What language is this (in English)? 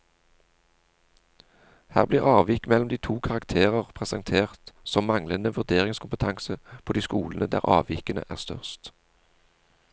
Norwegian